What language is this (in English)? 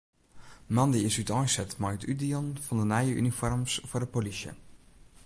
Western Frisian